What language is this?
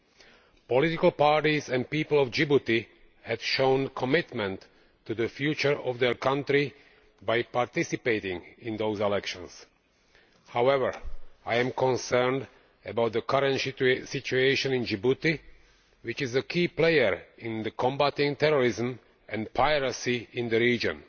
English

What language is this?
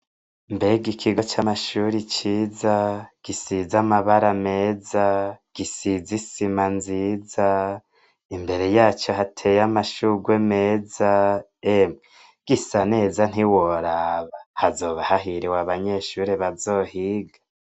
Rundi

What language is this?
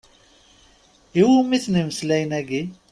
Kabyle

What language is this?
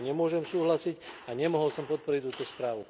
Slovak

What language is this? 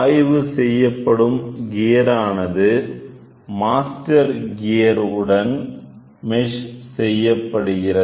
Tamil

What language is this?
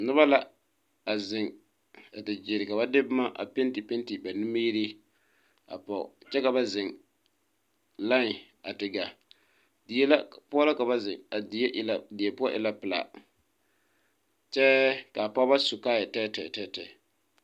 Southern Dagaare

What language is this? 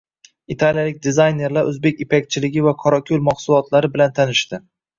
Uzbek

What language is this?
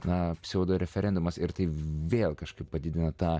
Lithuanian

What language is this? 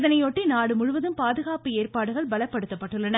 Tamil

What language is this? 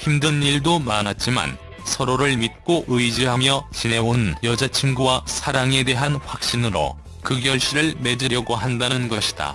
Korean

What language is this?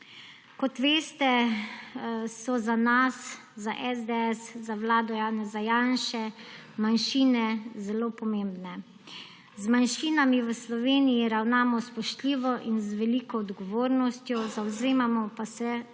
Slovenian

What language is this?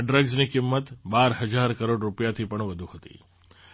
Gujarati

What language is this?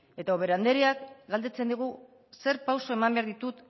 Basque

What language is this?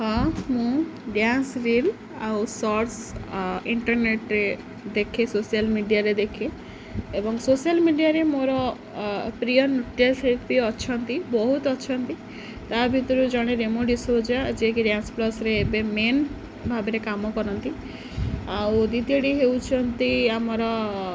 Odia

